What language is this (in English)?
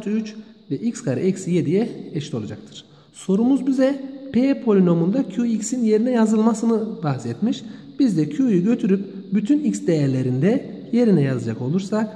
Turkish